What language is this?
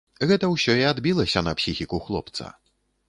Belarusian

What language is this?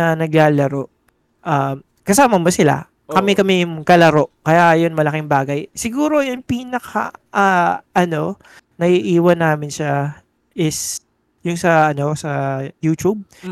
Filipino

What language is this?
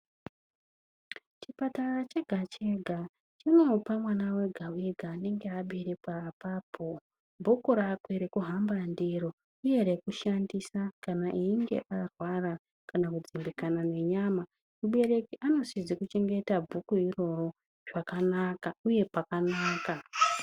Ndau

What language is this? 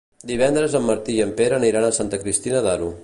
Catalan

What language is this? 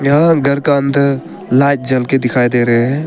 Hindi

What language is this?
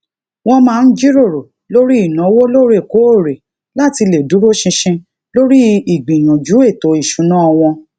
Yoruba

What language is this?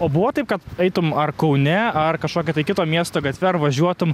Lithuanian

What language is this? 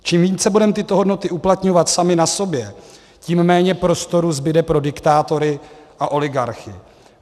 Czech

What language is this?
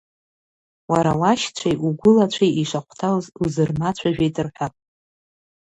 Abkhazian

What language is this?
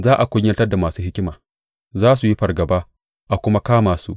Hausa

